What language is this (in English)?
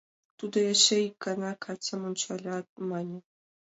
Mari